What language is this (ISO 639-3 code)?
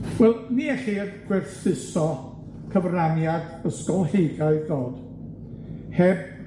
cym